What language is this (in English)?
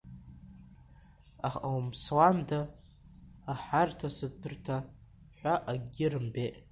Abkhazian